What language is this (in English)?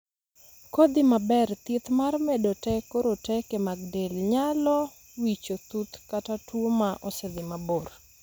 Luo (Kenya and Tanzania)